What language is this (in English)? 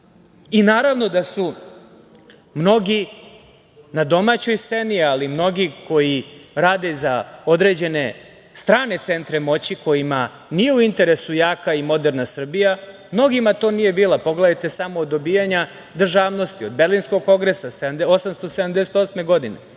Serbian